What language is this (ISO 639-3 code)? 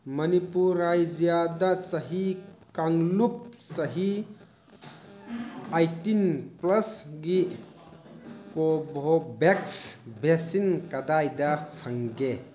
mni